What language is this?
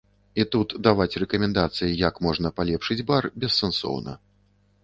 Belarusian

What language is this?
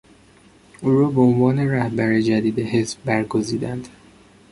Persian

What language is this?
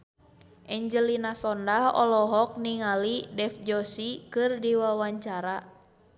Sundanese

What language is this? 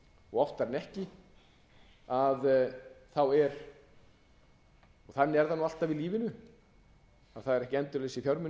Icelandic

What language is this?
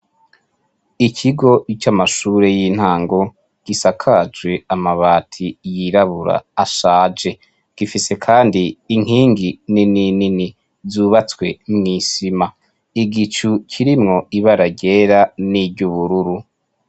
Rundi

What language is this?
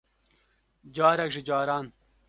Kurdish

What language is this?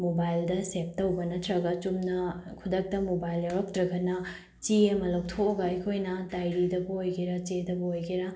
Manipuri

